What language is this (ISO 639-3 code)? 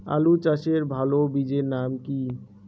ben